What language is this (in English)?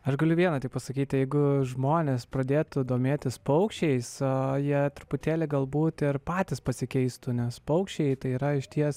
Lithuanian